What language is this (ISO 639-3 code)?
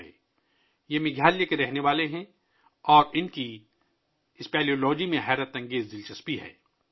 urd